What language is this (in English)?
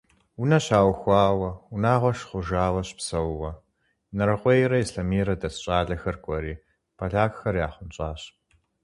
Kabardian